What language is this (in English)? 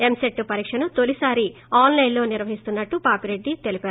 Telugu